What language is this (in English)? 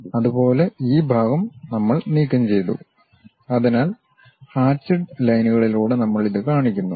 Malayalam